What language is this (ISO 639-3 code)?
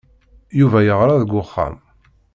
kab